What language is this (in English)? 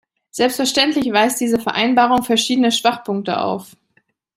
German